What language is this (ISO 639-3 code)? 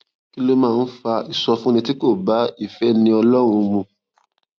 yor